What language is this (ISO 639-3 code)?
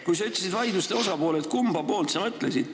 est